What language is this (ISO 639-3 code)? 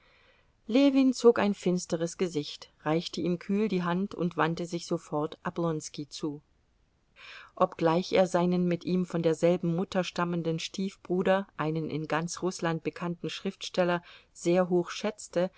deu